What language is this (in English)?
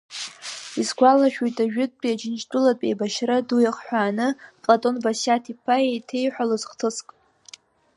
Abkhazian